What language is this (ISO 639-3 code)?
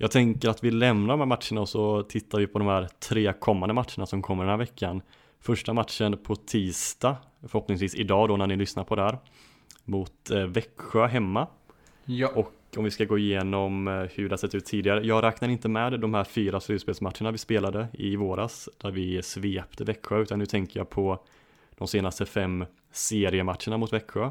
swe